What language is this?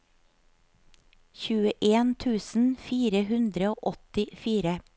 Norwegian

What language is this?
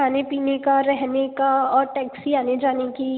Hindi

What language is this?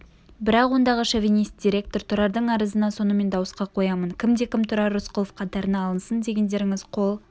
Kazakh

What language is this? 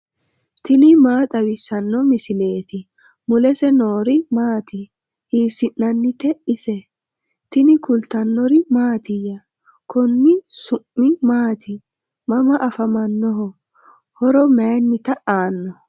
Sidamo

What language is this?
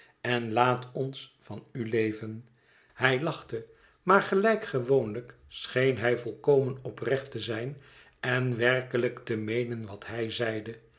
Dutch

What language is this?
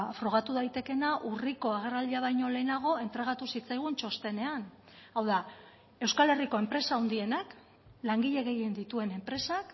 Basque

